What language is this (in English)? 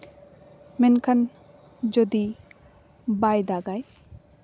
Santali